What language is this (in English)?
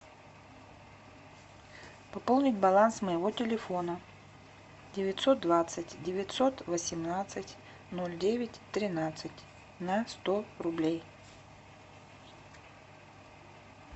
Russian